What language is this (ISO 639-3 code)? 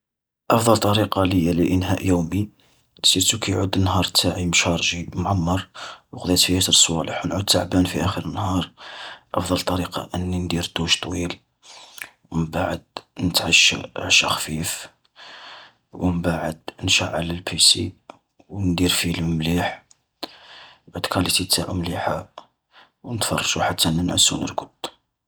arq